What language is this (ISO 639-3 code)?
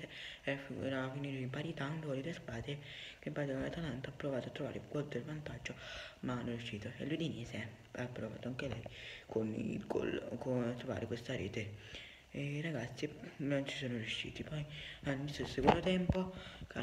ita